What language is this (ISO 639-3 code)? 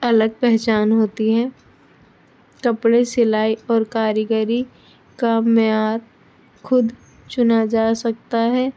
urd